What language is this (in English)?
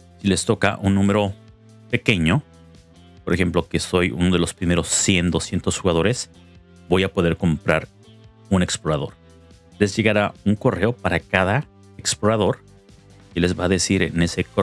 Spanish